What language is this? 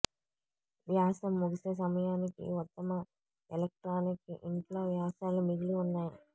Telugu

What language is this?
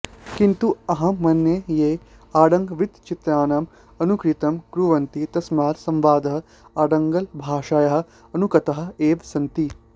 Sanskrit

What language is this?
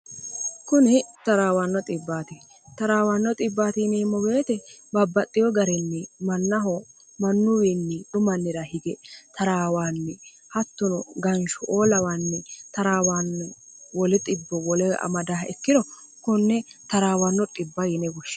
Sidamo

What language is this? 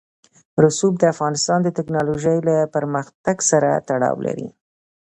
Pashto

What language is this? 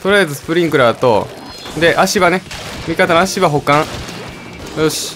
Japanese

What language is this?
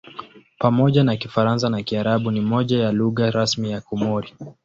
Swahili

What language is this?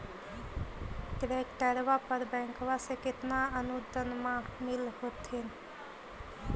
Magahi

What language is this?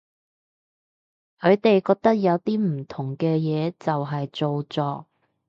Cantonese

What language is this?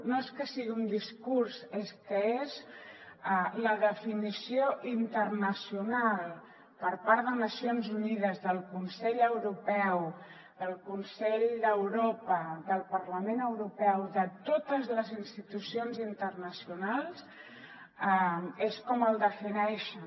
Catalan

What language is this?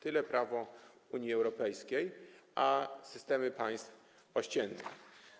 Polish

